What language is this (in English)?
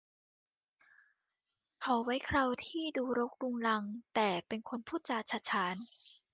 Thai